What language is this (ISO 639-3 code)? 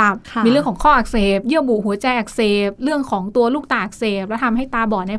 tha